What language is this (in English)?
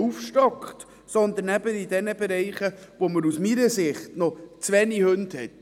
Swiss German